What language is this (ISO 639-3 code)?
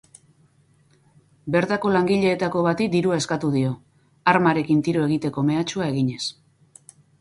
eus